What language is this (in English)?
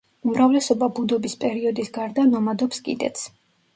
Georgian